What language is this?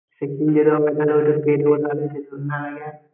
Bangla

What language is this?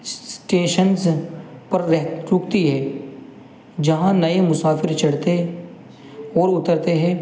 Urdu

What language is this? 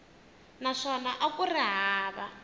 Tsonga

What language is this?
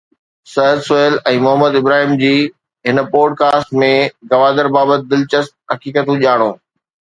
Sindhi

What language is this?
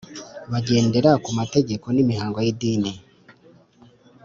Kinyarwanda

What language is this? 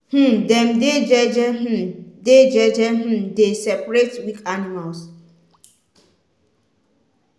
Nigerian Pidgin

